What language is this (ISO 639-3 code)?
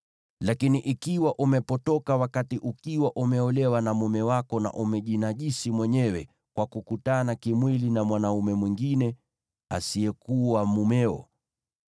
swa